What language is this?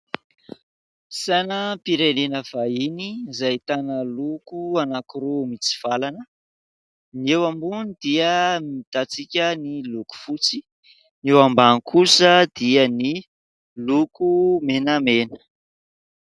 Malagasy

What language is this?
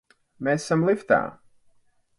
Latvian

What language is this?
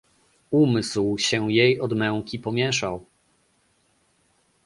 Polish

